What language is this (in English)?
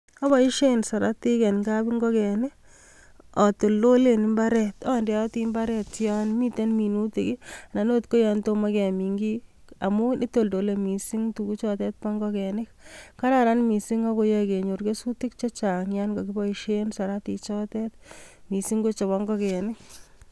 Kalenjin